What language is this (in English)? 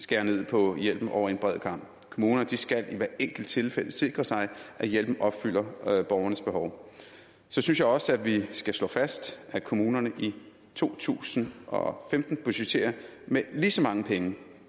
Danish